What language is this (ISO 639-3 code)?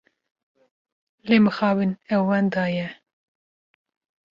kur